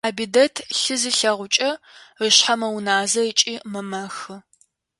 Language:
Adyghe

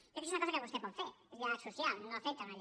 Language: Catalan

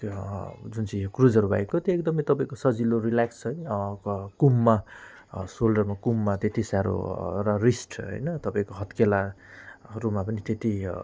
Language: Nepali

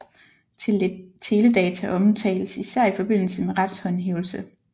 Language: Danish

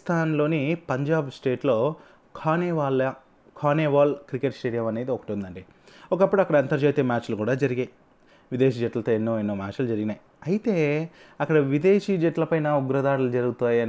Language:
Telugu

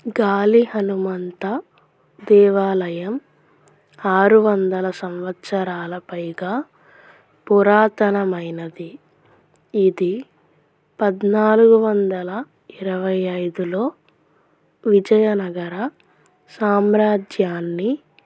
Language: Telugu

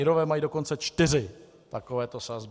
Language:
Czech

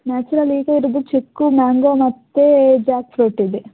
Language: Kannada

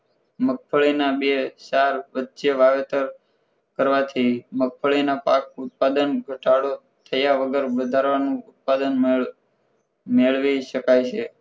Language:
Gujarati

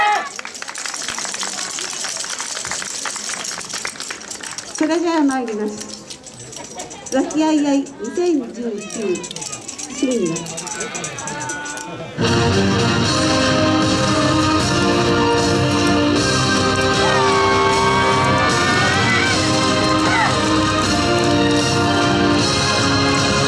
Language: Japanese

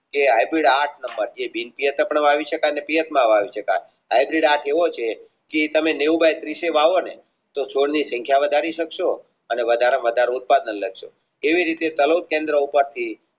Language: Gujarati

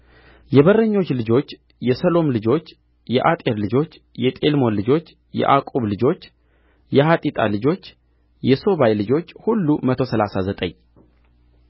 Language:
Amharic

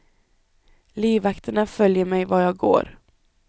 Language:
Swedish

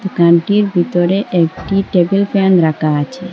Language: Bangla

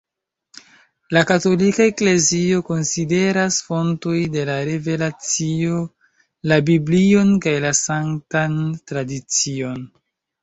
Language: Esperanto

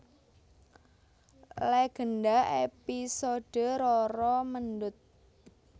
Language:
Javanese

